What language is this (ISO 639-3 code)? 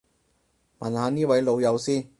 yue